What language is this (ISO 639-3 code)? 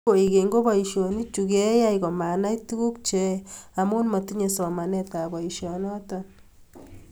kln